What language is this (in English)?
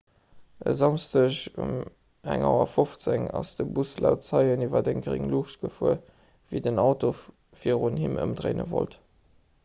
Luxembourgish